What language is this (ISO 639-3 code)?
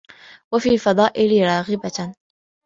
ara